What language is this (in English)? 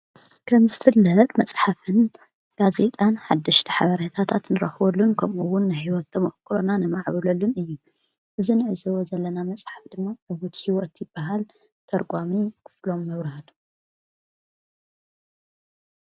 Tigrinya